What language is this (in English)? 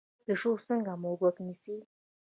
Pashto